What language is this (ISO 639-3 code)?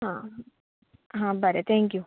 kok